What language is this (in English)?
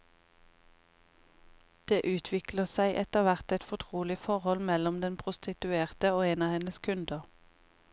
Norwegian